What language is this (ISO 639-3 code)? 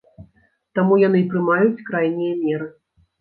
bel